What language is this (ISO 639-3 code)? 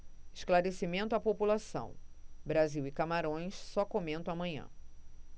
por